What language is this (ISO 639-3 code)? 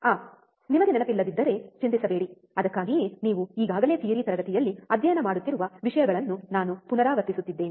kan